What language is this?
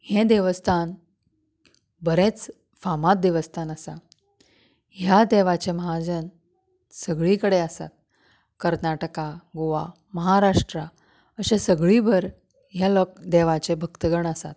Konkani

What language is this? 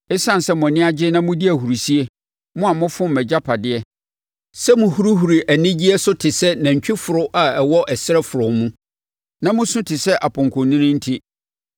Akan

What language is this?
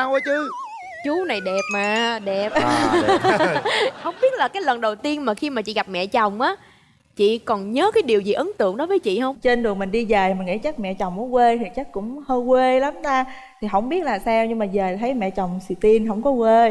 Vietnamese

